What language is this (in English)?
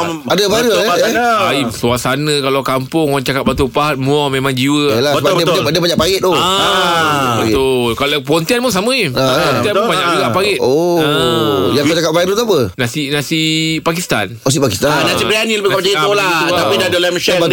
Malay